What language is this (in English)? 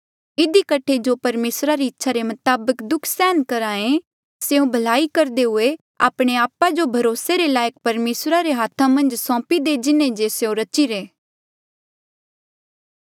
Mandeali